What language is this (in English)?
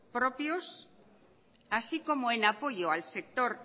Spanish